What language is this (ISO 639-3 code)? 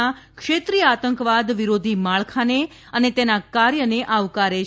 guj